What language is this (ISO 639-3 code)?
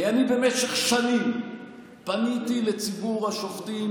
heb